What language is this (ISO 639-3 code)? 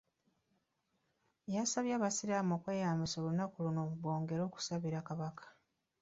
lug